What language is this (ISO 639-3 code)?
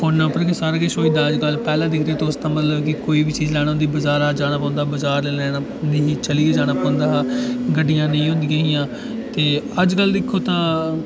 doi